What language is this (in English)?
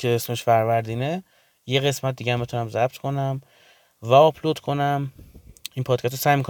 Persian